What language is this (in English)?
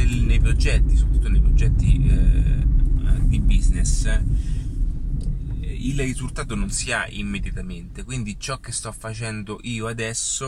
Italian